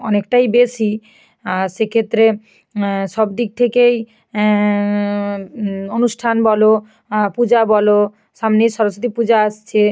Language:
Bangla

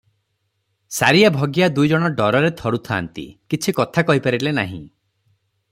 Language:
Odia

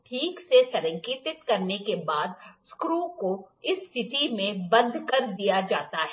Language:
Hindi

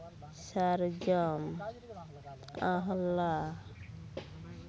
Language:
Santali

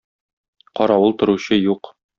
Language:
Tatar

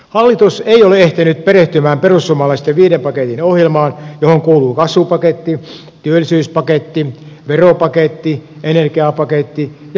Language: Finnish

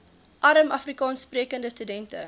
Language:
Afrikaans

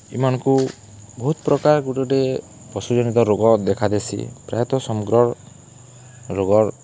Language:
Odia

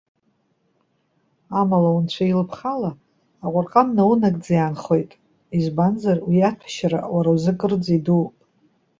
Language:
Abkhazian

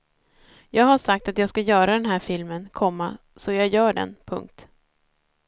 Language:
Swedish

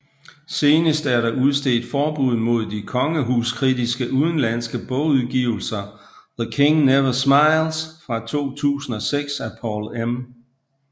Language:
Danish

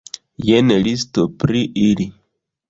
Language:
Esperanto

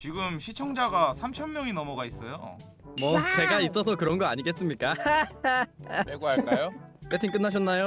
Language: Korean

